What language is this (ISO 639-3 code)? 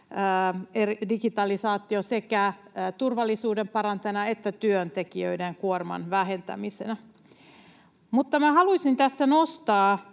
fin